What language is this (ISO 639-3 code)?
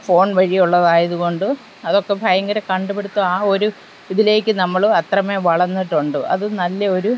mal